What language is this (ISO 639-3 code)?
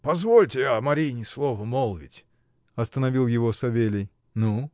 rus